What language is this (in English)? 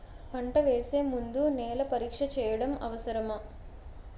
Telugu